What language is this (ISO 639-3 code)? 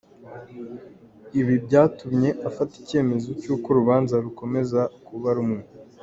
kin